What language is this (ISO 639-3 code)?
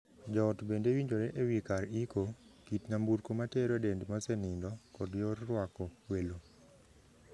luo